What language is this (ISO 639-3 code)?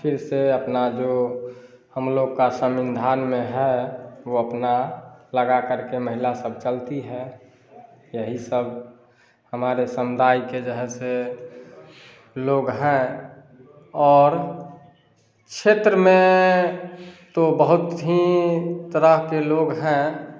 hin